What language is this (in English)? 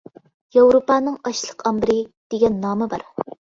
Uyghur